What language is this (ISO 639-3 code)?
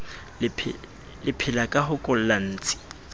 sot